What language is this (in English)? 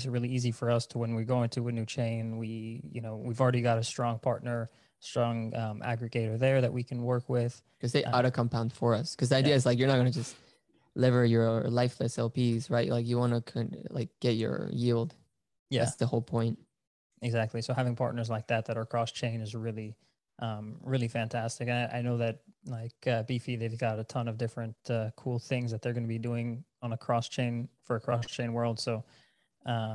English